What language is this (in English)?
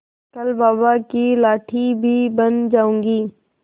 Hindi